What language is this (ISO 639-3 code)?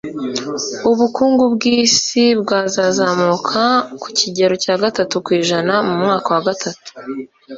kin